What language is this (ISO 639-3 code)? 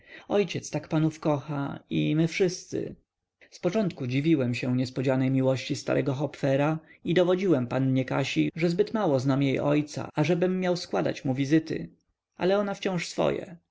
pol